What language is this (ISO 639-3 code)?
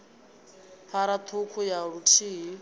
ven